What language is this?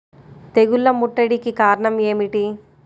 Telugu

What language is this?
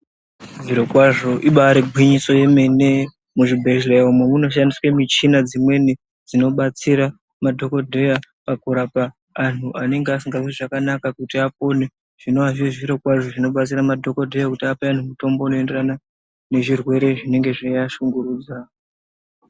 Ndau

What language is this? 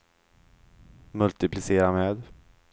Swedish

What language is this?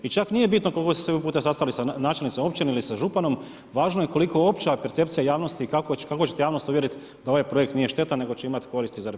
Croatian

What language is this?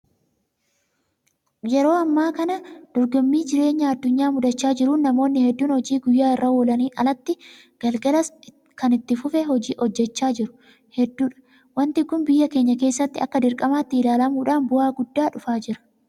Oromo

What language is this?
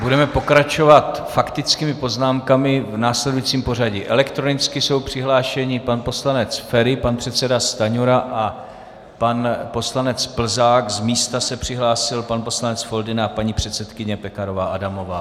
Czech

